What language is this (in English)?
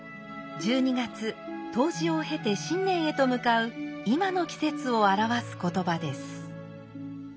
Japanese